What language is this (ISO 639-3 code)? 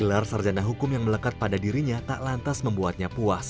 ind